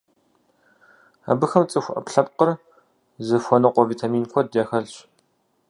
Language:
Kabardian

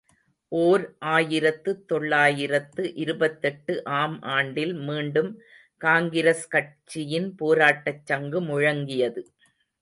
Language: Tamil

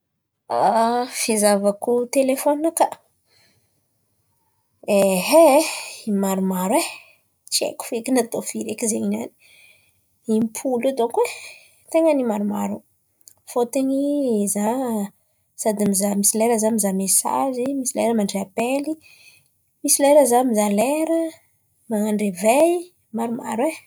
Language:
Antankarana Malagasy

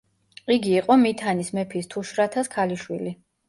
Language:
Georgian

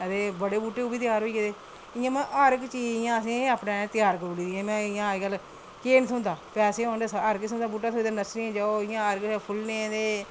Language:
Dogri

